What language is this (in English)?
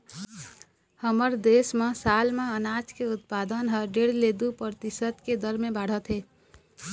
Chhattisgarhi